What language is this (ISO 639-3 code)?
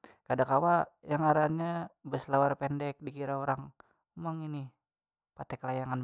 bjn